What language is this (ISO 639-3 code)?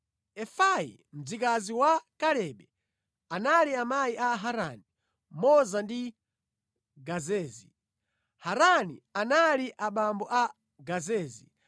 nya